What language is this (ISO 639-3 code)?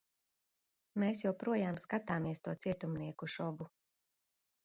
lav